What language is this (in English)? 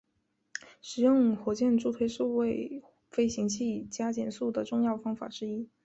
Chinese